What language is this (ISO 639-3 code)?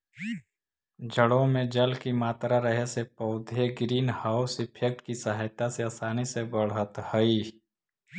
mag